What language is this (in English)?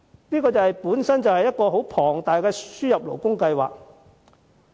Cantonese